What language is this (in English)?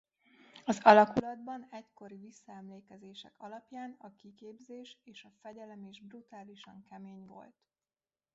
Hungarian